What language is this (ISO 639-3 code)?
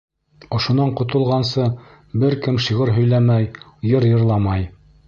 bak